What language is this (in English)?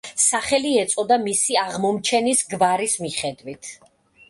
Georgian